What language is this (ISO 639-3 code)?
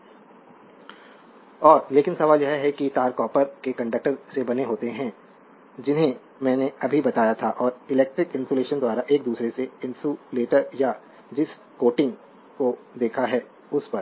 hin